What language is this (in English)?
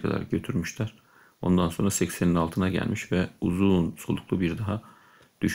Turkish